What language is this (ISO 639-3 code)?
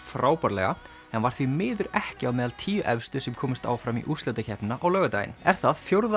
isl